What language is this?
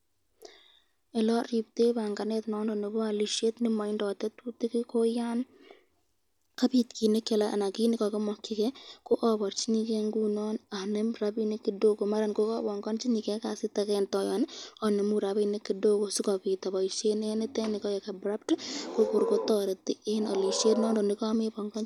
Kalenjin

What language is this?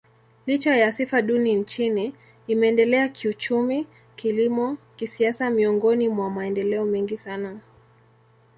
Swahili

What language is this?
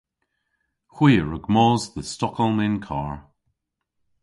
Cornish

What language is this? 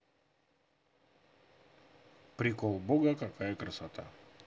Russian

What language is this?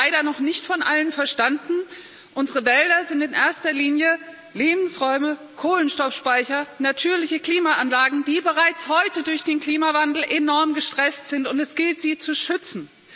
German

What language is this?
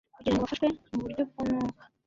Kinyarwanda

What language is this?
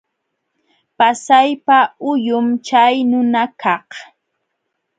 Jauja Wanca Quechua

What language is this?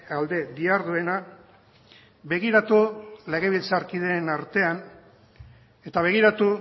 Basque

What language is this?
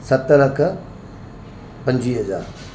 Sindhi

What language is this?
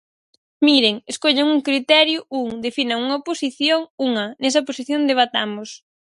Galician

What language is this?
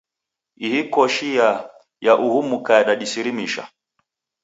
Taita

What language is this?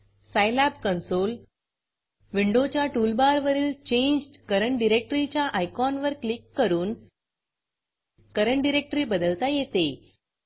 Marathi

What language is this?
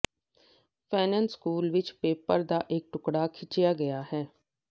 Punjabi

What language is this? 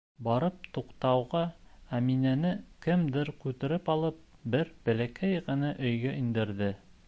Bashkir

